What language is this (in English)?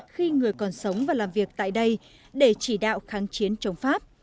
Vietnamese